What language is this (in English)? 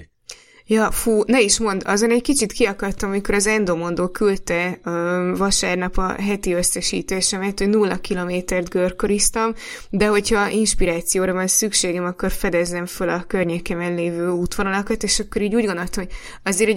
Hungarian